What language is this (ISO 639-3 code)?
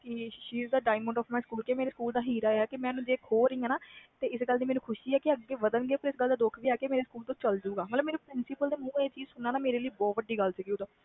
pan